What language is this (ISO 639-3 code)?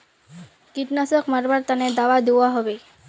mag